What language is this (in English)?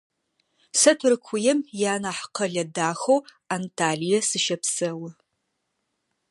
Adyghe